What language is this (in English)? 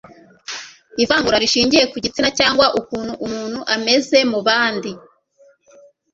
Kinyarwanda